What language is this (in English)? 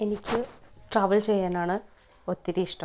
Malayalam